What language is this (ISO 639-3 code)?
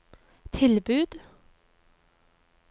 nor